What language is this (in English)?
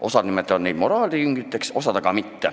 Estonian